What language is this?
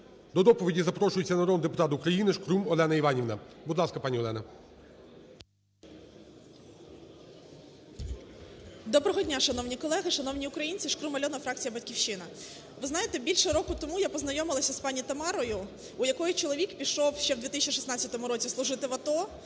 Ukrainian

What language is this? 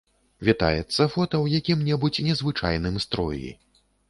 Belarusian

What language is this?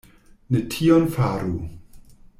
Esperanto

